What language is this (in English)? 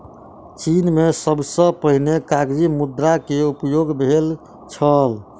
Maithili